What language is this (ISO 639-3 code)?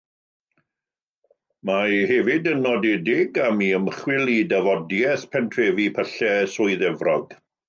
cym